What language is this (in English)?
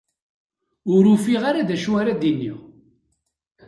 Kabyle